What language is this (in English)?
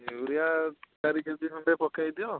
Odia